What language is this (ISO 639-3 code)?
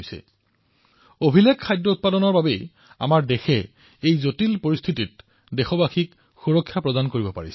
asm